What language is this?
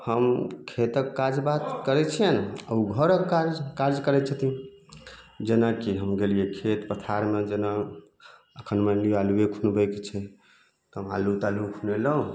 Maithili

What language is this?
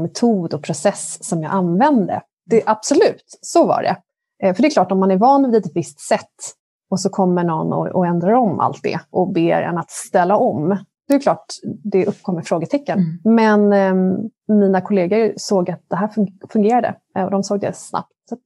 Swedish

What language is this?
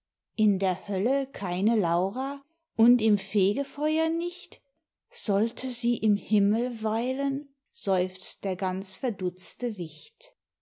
German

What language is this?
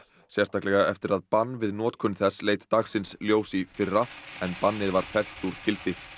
Icelandic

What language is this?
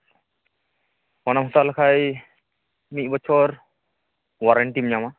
Santali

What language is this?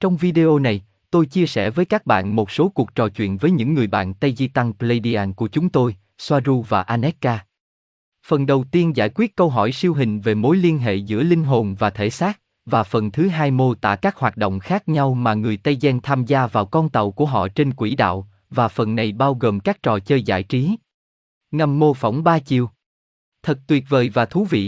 Vietnamese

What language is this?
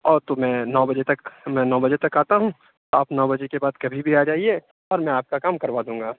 Urdu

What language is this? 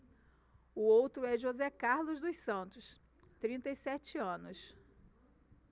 Portuguese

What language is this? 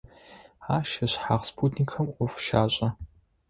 Adyghe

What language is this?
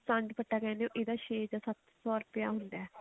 Punjabi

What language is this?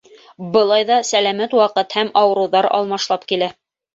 Bashkir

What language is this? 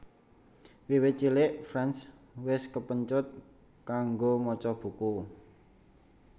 Javanese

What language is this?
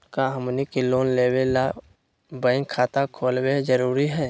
Magahi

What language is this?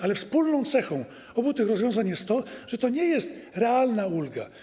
Polish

